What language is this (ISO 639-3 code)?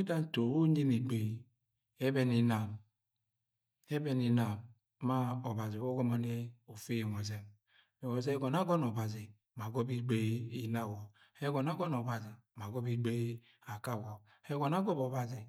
yay